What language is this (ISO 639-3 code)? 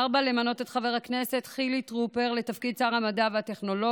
heb